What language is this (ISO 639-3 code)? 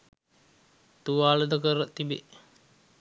sin